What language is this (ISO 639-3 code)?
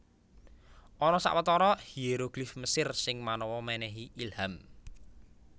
jav